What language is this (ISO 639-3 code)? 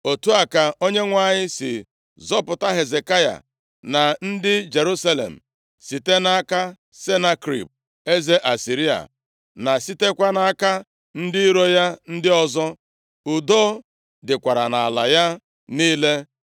ibo